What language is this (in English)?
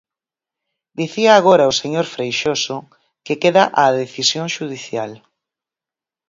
Galician